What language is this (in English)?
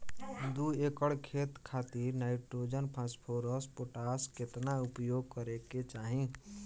Bhojpuri